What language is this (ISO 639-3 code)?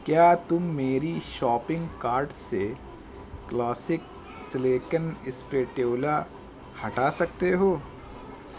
urd